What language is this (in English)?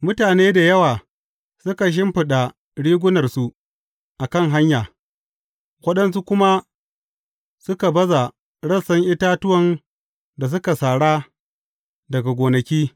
Hausa